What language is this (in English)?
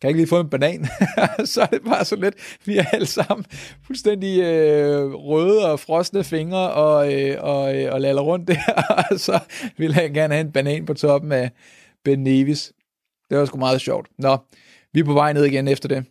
Danish